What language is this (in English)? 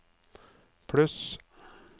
Norwegian